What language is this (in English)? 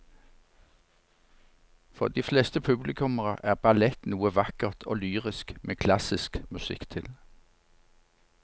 Norwegian